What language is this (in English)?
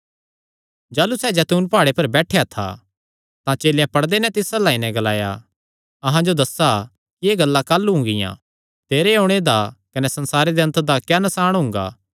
Kangri